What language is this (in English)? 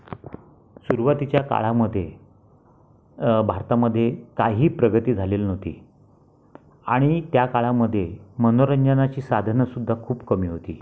Marathi